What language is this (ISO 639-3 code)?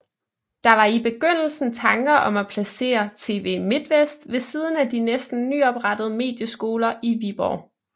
dan